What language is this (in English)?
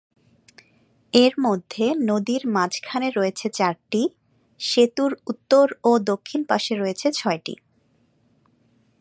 Bangla